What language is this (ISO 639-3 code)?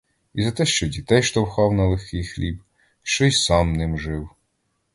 ukr